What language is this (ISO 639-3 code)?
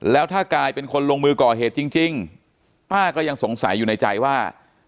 tha